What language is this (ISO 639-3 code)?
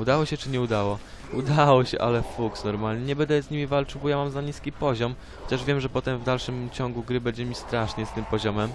pol